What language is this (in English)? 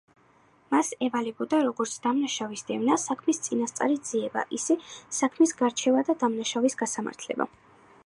Georgian